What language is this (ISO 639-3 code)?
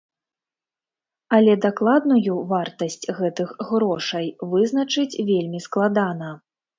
bel